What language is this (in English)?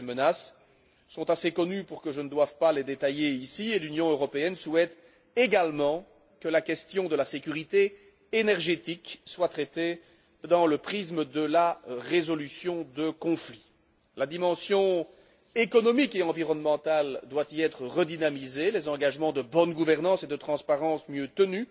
French